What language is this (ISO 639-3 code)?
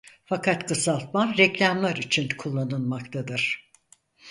tur